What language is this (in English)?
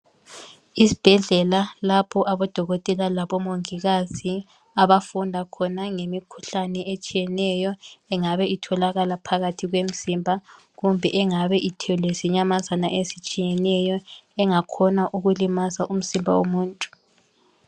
North Ndebele